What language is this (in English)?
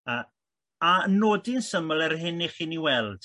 Welsh